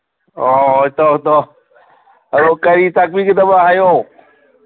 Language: Manipuri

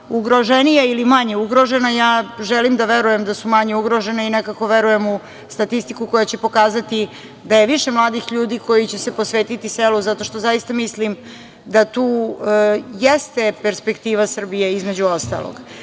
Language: Serbian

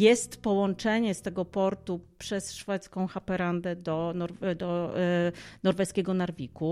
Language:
Polish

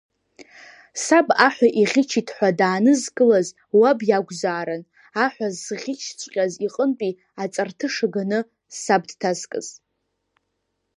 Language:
Abkhazian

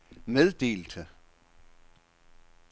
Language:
Danish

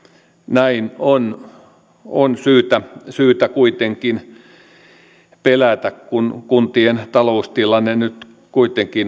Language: Finnish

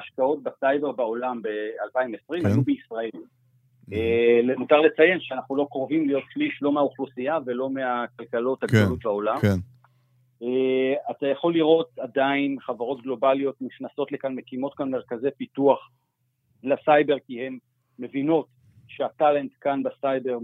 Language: Hebrew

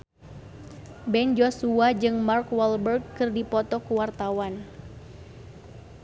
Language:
Sundanese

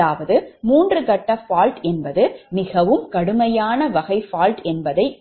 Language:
Tamil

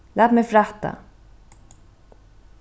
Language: Faroese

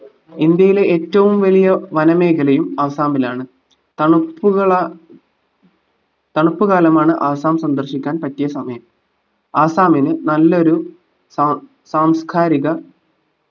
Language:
Malayalam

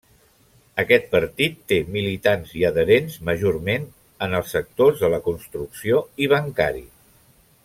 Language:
Catalan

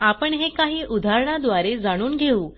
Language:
Marathi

